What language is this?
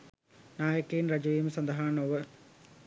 Sinhala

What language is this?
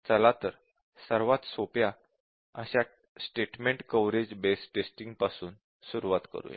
Marathi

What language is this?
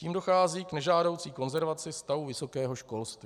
Czech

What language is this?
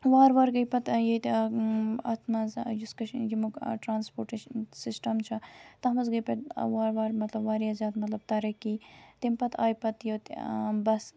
Kashmiri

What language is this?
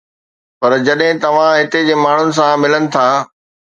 Sindhi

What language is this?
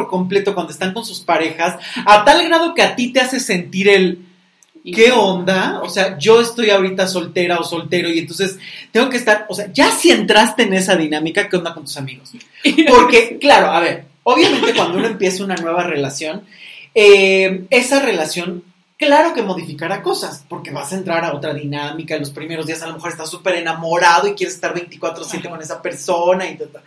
Spanish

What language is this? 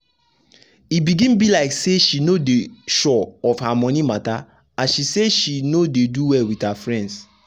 Nigerian Pidgin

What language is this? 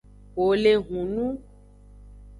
Aja (Benin)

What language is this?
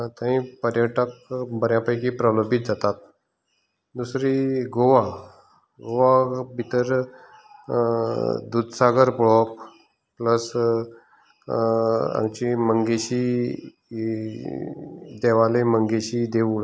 Konkani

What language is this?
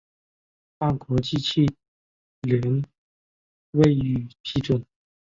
Chinese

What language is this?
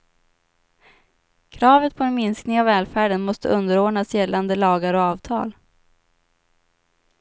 Swedish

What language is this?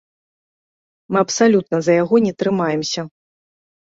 Belarusian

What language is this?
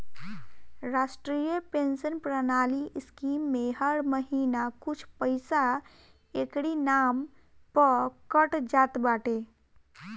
Bhojpuri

